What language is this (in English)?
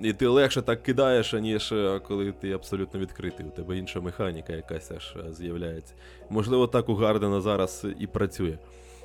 Ukrainian